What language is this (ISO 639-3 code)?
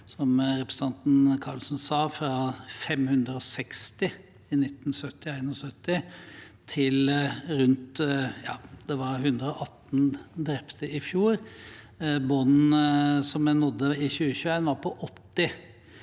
nor